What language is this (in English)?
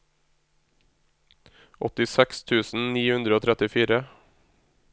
Norwegian